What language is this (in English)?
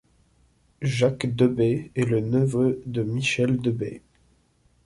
French